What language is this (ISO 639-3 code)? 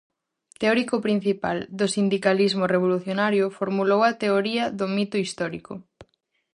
glg